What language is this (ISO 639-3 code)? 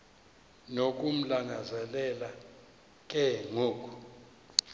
xho